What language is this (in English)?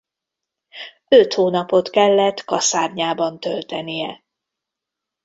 Hungarian